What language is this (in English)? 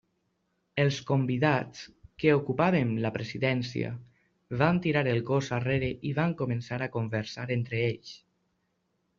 Catalan